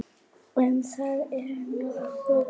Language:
Icelandic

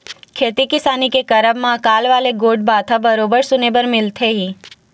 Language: Chhattisgarhi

